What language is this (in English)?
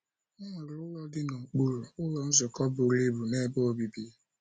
Igbo